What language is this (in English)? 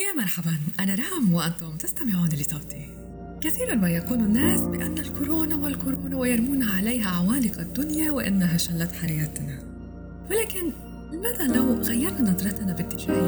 Arabic